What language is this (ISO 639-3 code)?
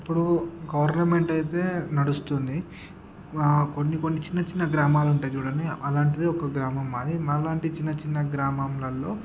tel